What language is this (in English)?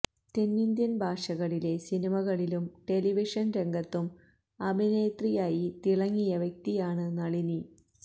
Malayalam